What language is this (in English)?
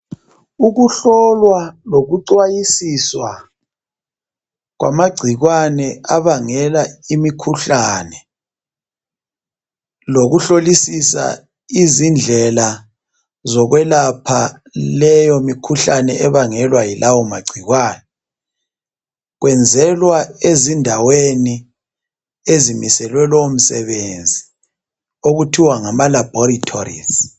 North Ndebele